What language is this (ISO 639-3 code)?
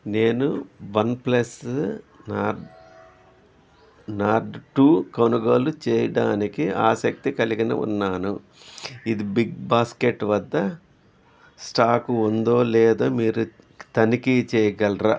tel